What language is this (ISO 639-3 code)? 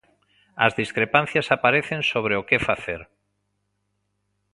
glg